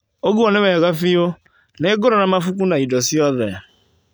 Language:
Kikuyu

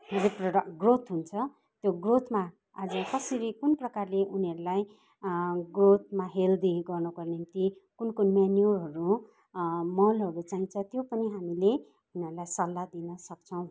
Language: Nepali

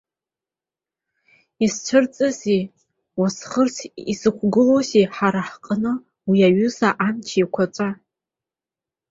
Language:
Abkhazian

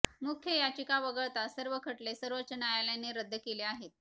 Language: Marathi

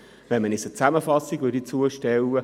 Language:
Swiss German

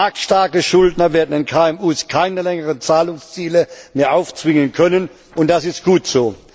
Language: German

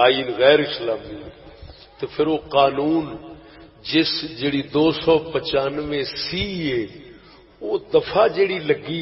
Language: Urdu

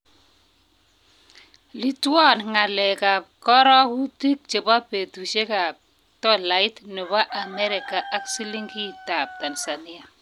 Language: Kalenjin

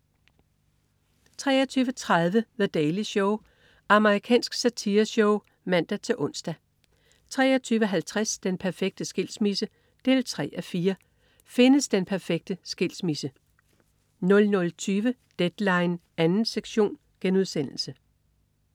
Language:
Danish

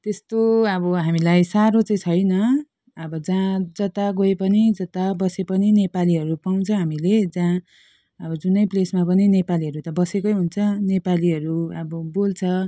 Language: Nepali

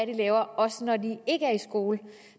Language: Danish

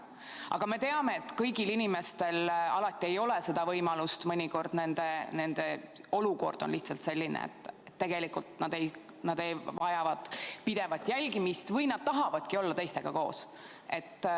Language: Estonian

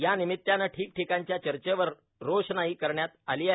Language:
Marathi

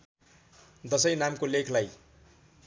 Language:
Nepali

